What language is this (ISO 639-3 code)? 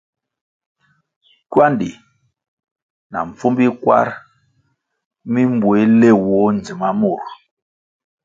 nmg